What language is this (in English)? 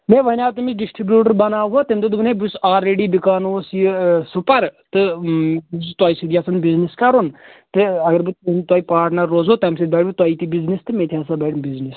Kashmiri